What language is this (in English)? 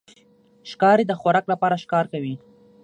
Pashto